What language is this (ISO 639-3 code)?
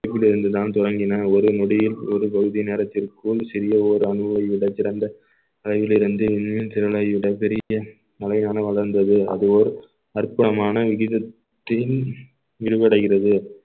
tam